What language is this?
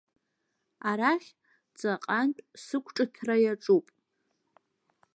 Abkhazian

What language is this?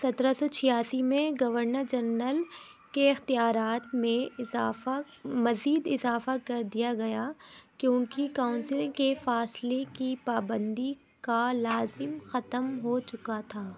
Urdu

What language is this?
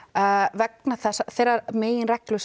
Icelandic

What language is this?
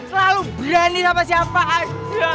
Indonesian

